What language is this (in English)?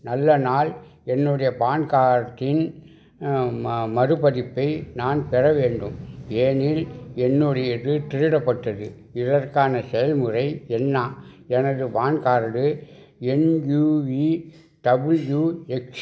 Tamil